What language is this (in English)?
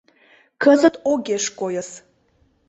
Mari